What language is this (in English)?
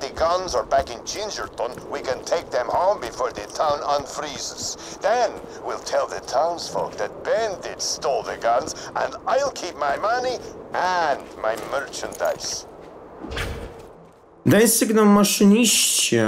Polish